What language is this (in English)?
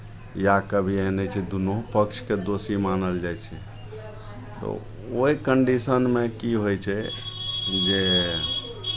Maithili